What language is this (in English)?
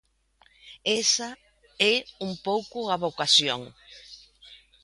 Galician